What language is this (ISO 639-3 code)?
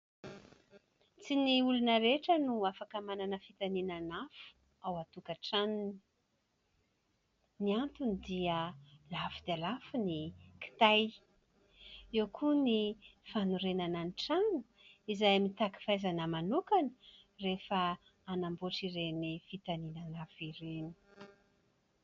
mlg